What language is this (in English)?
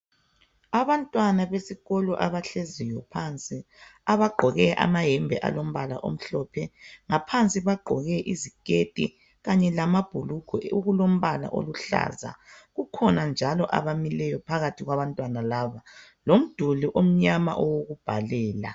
North Ndebele